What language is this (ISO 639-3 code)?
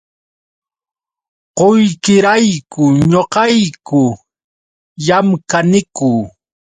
qux